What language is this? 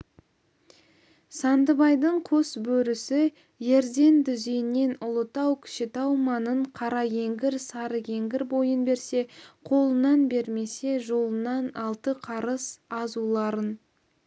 Kazakh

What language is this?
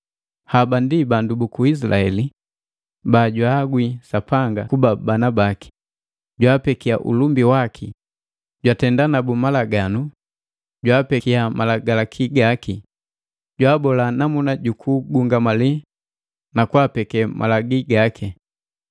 Matengo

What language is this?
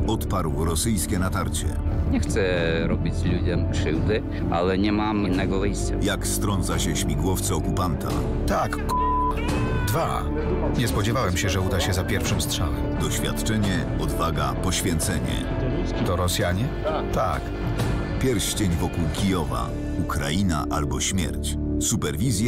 Polish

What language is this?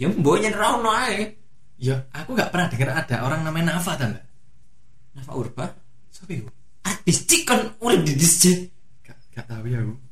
Indonesian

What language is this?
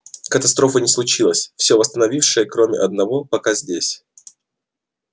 Russian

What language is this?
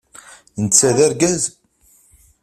Kabyle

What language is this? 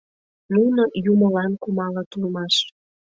Mari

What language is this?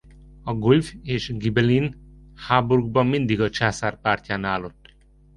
Hungarian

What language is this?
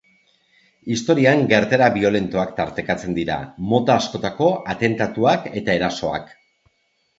Basque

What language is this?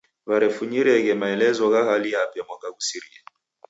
Taita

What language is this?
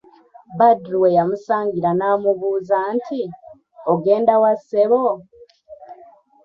Ganda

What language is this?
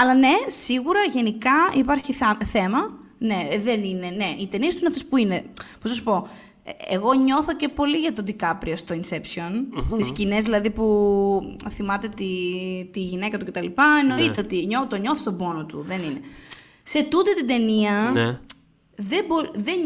Greek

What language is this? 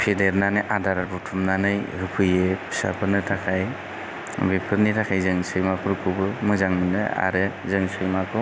Bodo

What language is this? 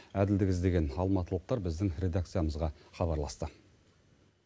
Kazakh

